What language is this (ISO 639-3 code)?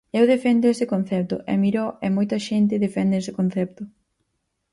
glg